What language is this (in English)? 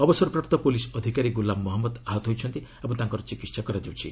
Odia